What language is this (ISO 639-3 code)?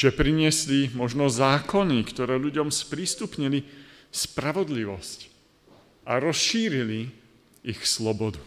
slk